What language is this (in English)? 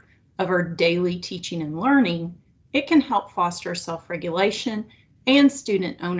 English